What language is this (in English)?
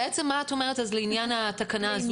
Hebrew